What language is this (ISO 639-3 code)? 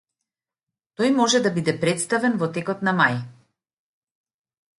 mkd